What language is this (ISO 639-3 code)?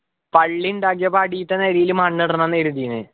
mal